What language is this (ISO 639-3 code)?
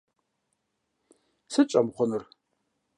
kbd